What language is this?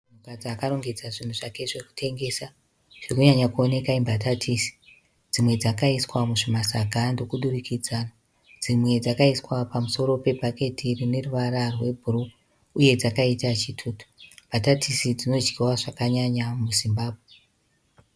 Shona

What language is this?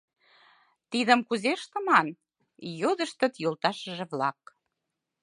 Mari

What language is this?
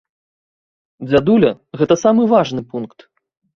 Belarusian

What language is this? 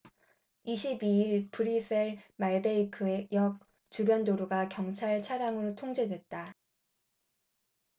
Korean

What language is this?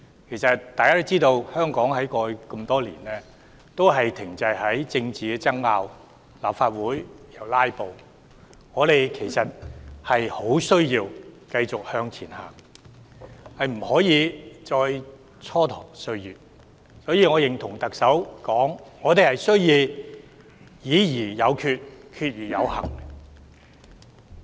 Cantonese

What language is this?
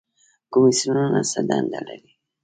Pashto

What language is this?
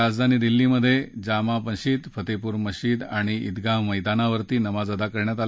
Marathi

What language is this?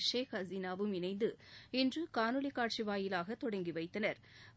Tamil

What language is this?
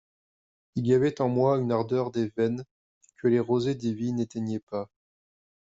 French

